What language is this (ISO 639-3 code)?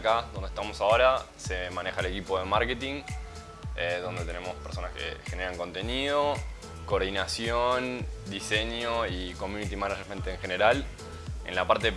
spa